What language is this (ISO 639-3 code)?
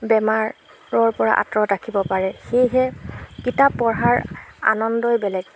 asm